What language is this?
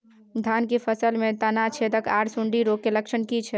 Maithili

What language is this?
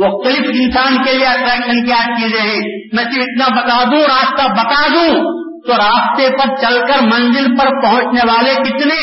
Urdu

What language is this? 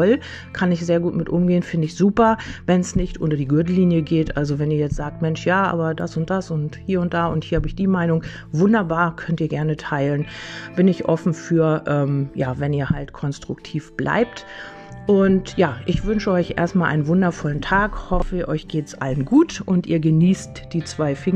German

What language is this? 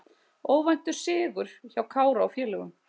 Icelandic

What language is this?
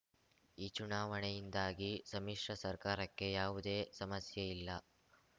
Kannada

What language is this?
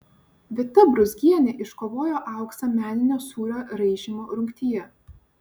Lithuanian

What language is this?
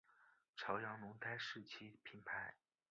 Chinese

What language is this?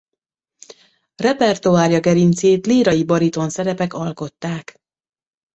Hungarian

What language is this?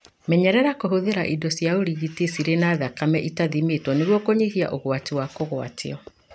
Kikuyu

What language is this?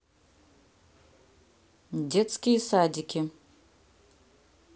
Russian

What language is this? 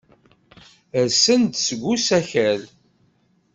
Kabyle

